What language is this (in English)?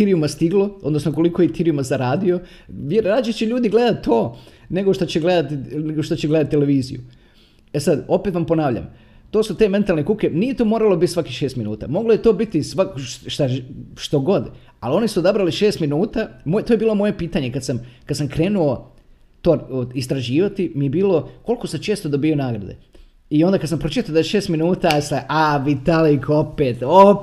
Croatian